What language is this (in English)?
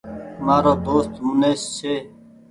Goaria